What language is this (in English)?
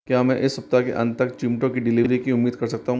Hindi